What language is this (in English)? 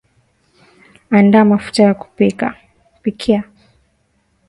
Swahili